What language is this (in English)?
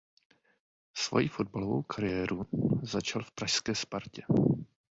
Czech